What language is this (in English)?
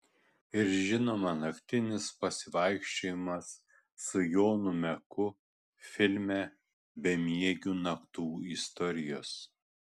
Lithuanian